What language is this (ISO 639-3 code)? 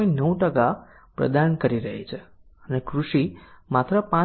guj